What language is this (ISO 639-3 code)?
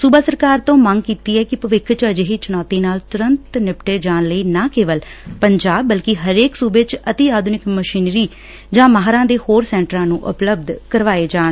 pan